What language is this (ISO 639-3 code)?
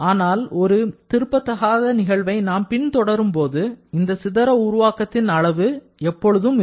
tam